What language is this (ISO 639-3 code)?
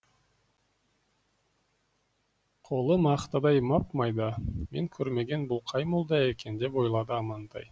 kaz